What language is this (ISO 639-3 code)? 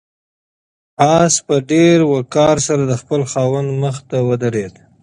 pus